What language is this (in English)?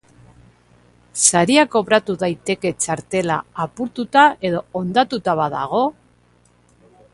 Basque